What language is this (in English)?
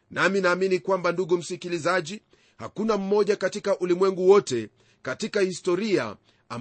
Swahili